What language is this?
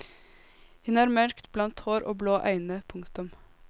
Norwegian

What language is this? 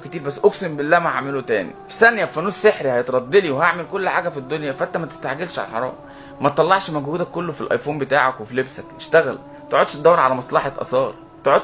Arabic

